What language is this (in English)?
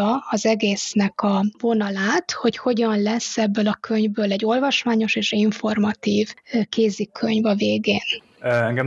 Hungarian